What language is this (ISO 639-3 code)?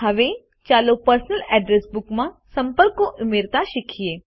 guj